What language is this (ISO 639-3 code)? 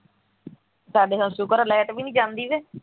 pan